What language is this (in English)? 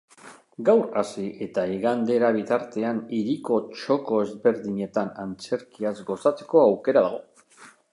Basque